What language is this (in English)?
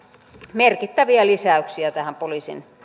Finnish